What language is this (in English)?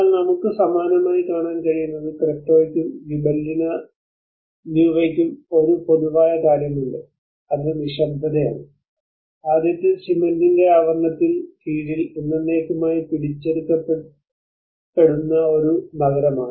Malayalam